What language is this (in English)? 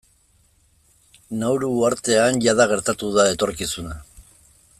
Basque